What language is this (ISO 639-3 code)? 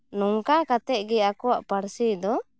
sat